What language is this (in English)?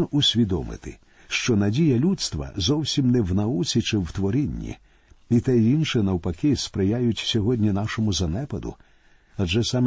Ukrainian